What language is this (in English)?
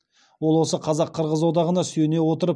Kazakh